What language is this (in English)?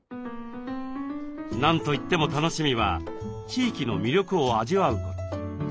Japanese